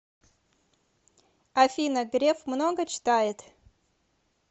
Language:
Russian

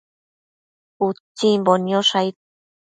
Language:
Matsés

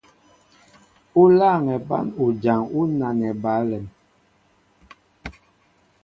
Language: Mbo (Cameroon)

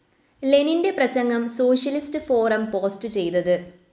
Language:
Malayalam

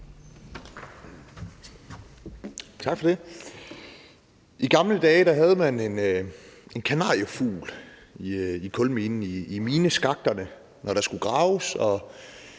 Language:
Danish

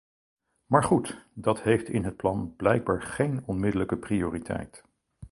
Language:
Dutch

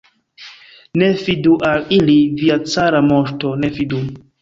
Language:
Esperanto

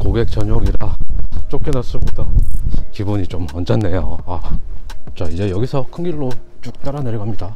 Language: Korean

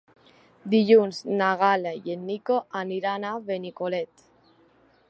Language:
Catalan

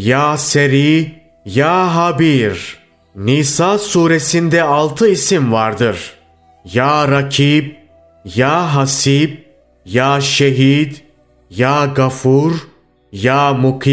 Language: Turkish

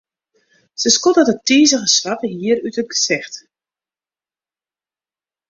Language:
Western Frisian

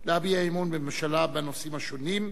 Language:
Hebrew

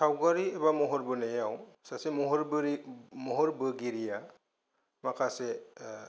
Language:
Bodo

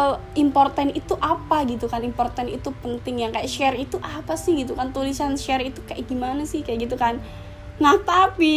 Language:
Indonesian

